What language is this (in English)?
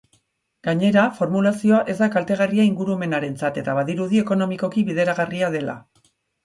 Basque